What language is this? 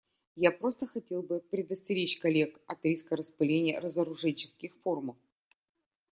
Russian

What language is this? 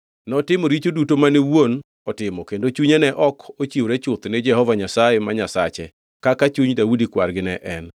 Luo (Kenya and Tanzania)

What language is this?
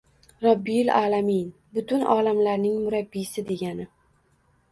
Uzbek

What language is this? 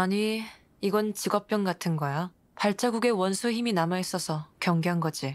Korean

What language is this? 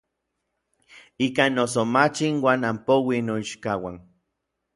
Orizaba Nahuatl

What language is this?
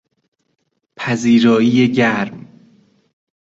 Persian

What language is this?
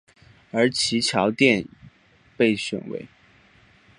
Chinese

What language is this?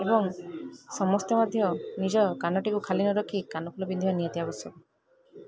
Odia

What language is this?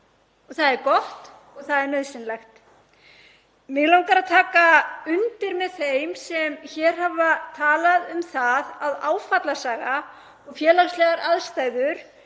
Icelandic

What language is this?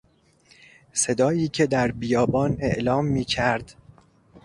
Persian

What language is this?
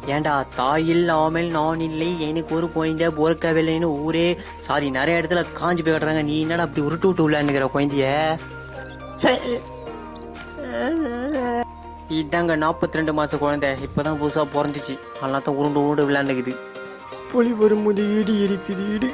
Tamil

